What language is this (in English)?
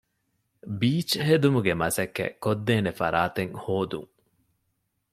Divehi